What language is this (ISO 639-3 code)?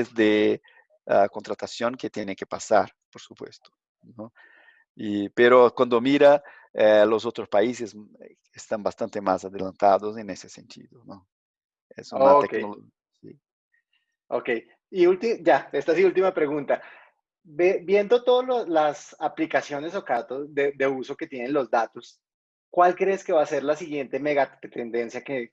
spa